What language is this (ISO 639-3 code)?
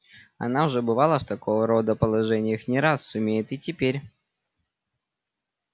rus